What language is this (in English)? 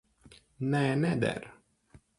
Latvian